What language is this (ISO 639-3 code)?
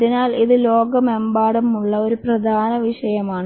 mal